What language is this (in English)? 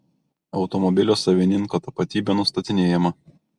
Lithuanian